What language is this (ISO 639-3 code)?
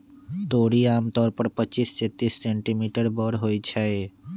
mag